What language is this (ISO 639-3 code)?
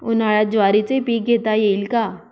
mar